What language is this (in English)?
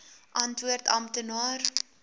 Afrikaans